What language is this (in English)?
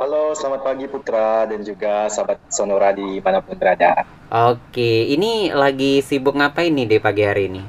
Indonesian